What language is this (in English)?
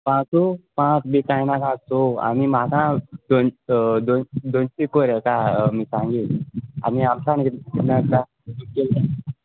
Konkani